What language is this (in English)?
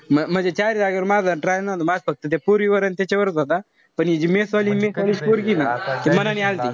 Marathi